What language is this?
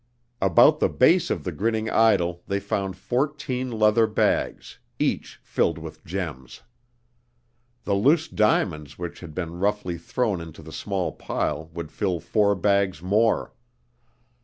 English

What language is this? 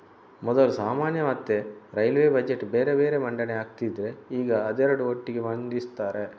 Kannada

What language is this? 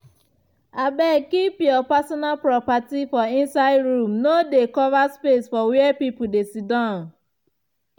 Nigerian Pidgin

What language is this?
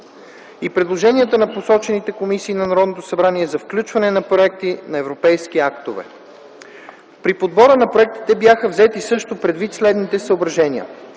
Bulgarian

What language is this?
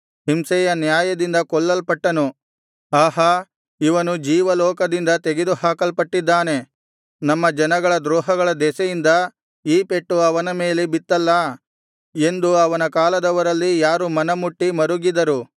Kannada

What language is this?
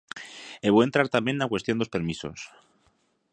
Galician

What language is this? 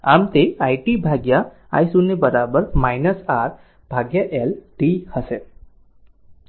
Gujarati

